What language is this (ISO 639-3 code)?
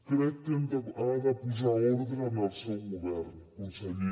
cat